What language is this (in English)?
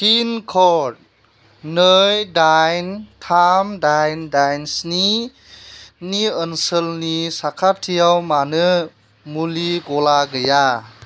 Bodo